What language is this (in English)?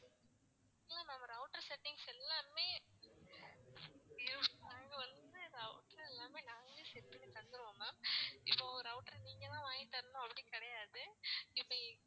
Tamil